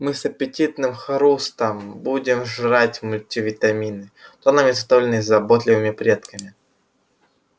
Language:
Russian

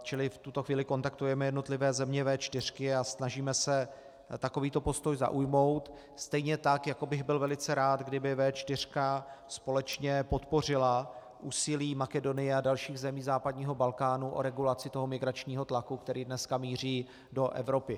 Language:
Czech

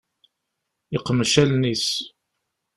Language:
Kabyle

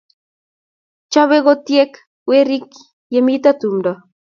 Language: Kalenjin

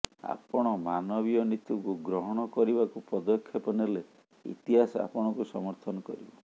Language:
Odia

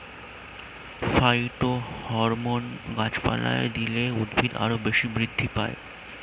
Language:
Bangla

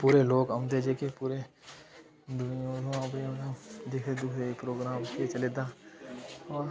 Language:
Dogri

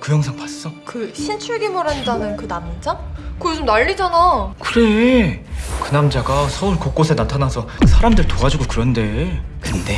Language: Korean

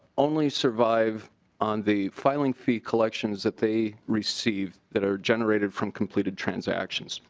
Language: English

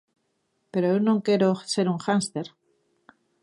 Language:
Galician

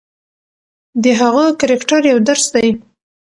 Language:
Pashto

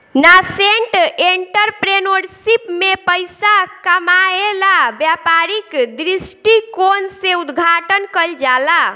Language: Bhojpuri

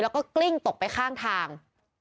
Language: Thai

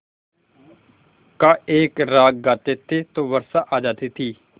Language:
Hindi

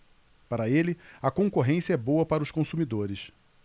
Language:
Portuguese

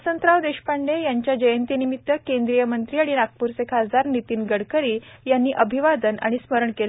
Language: Marathi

